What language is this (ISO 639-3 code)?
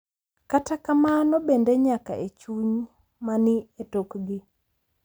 luo